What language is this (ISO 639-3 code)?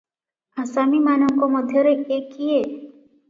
ori